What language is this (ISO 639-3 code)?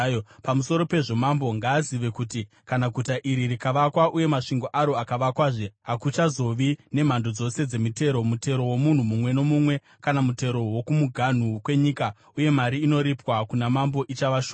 sna